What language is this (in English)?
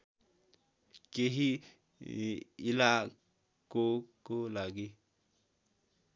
Nepali